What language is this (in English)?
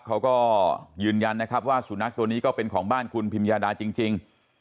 Thai